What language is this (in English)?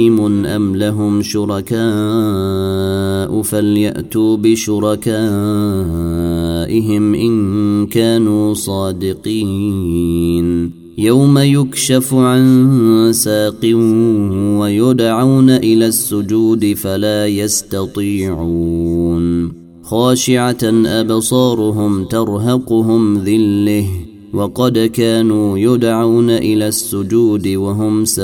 Arabic